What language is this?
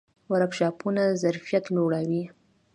Pashto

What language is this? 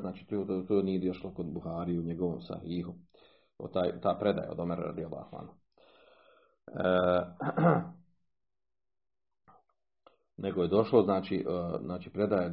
Croatian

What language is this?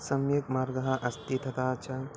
Sanskrit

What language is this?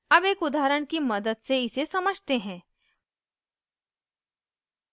Hindi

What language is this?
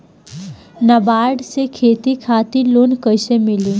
Bhojpuri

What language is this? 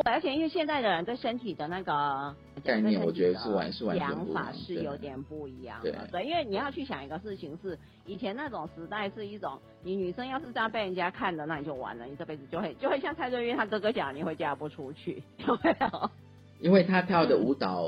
Chinese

